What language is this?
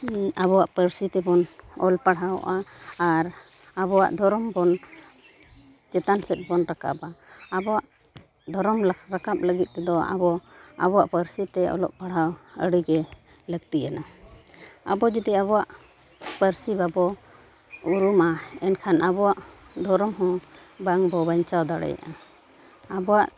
Santali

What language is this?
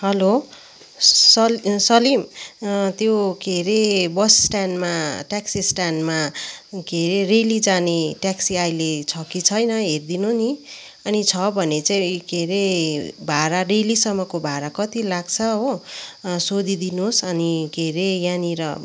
Nepali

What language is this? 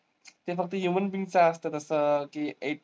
Marathi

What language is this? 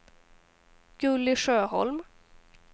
Swedish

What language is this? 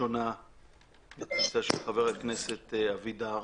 Hebrew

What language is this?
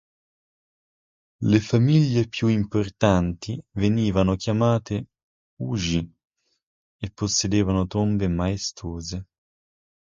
Italian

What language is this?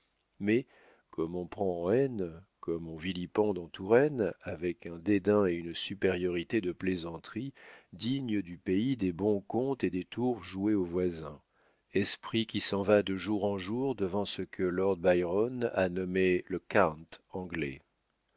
French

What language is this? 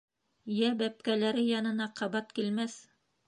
Bashkir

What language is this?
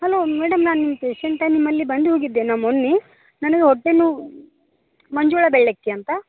Kannada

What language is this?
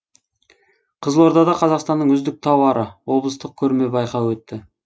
Kazakh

